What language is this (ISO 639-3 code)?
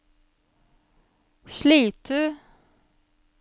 nor